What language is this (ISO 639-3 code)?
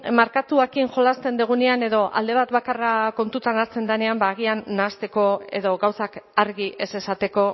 eus